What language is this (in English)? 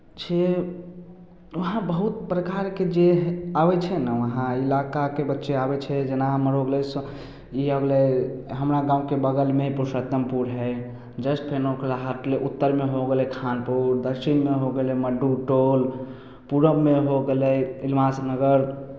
Maithili